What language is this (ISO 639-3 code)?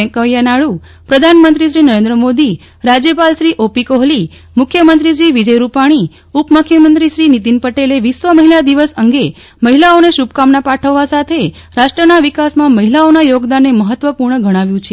guj